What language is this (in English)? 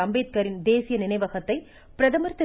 Tamil